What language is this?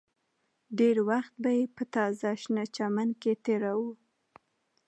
Pashto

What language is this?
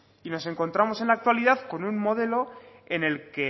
Spanish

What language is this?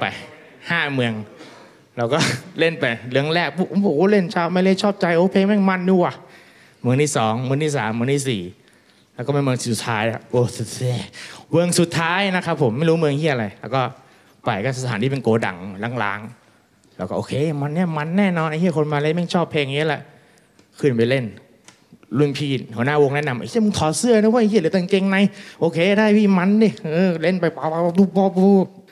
Thai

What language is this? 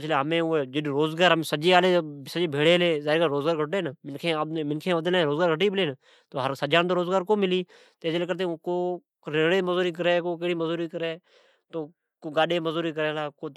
Od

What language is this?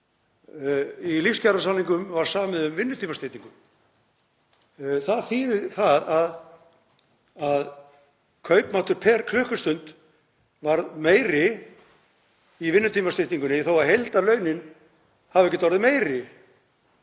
Icelandic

